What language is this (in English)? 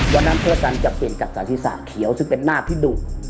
Thai